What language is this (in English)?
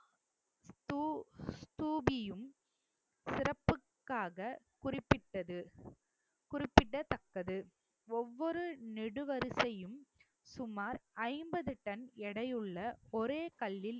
Tamil